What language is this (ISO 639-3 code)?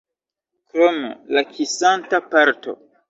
epo